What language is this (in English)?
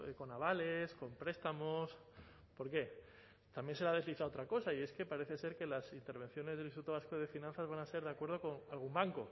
Spanish